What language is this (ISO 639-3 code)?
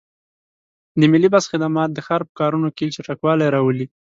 pus